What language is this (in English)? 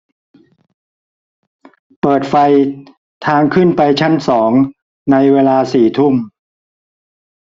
Thai